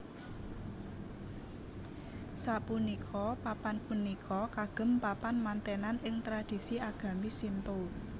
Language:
Javanese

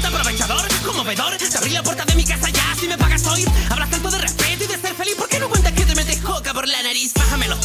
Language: Spanish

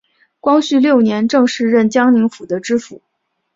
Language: Chinese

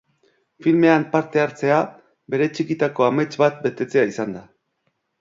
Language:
Basque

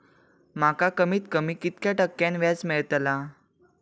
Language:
Marathi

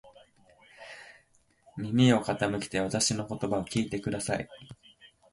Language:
Japanese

